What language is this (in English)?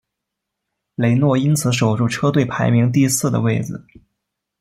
Chinese